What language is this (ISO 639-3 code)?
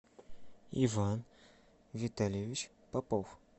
rus